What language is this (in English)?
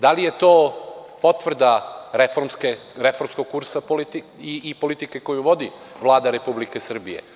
Serbian